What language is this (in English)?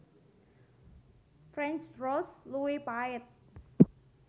Javanese